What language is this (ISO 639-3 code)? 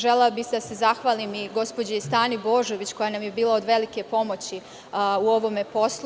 srp